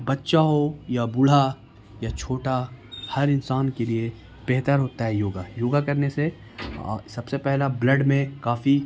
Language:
Urdu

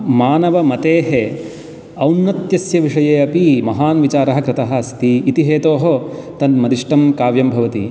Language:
Sanskrit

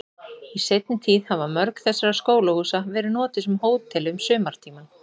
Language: Icelandic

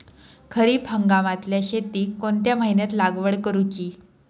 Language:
Marathi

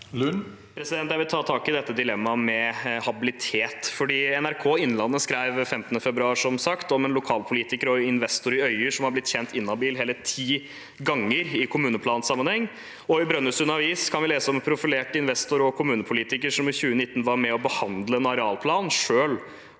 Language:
Norwegian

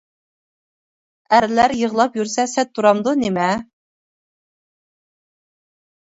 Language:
Uyghur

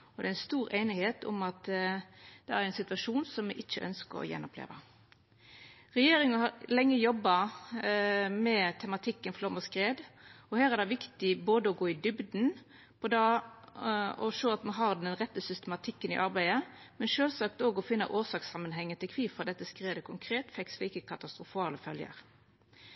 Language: Norwegian Nynorsk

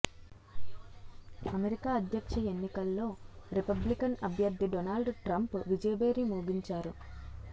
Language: Telugu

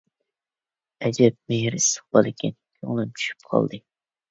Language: Uyghur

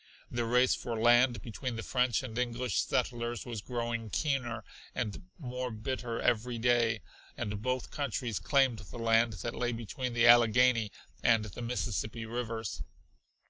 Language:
English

